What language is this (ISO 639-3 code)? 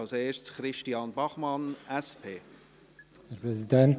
gsw